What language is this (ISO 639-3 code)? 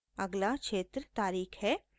hin